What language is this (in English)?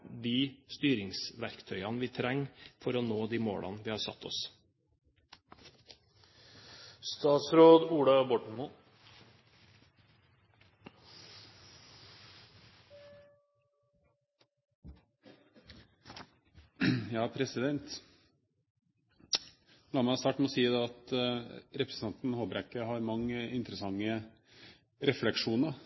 Norwegian Bokmål